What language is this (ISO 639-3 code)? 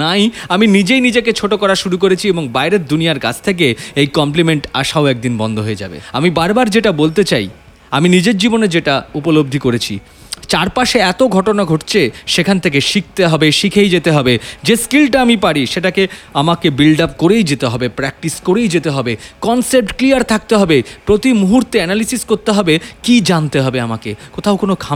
ben